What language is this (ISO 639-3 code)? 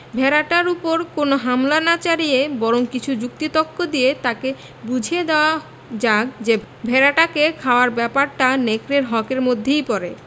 ben